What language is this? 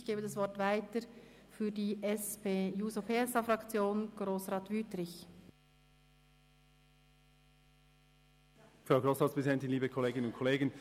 Swiss German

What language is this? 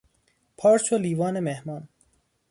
Persian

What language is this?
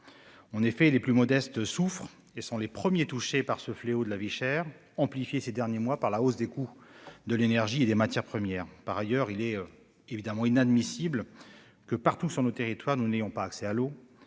French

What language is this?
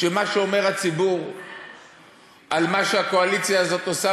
Hebrew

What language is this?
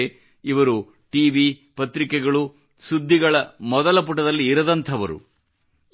Kannada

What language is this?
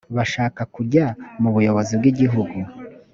Kinyarwanda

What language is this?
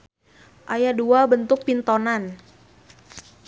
Sundanese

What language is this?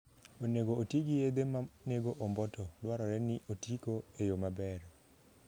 Luo (Kenya and Tanzania)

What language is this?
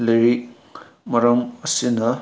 Manipuri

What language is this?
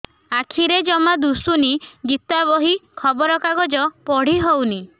Odia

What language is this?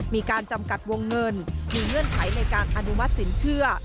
Thai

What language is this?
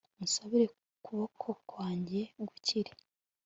Kinyarwanda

